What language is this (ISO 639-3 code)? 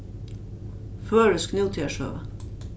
fao